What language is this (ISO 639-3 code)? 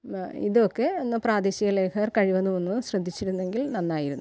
mal